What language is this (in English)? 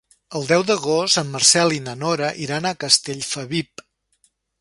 Catalan